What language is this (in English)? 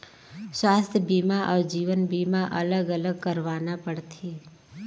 Chhattisgarhi